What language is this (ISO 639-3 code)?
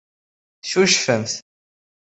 kab